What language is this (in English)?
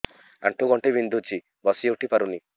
Odia